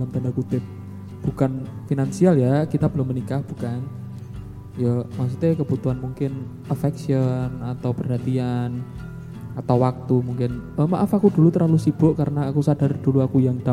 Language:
Indonesian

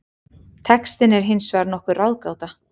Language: Icelandic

